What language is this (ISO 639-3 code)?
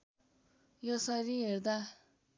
nep